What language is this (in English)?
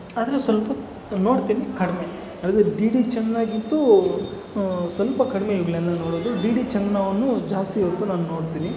Kannada